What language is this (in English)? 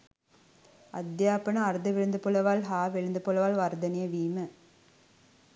Sinhala